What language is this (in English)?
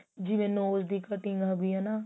Punjabi